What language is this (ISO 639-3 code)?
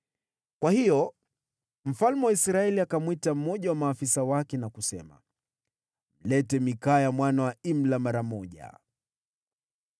swa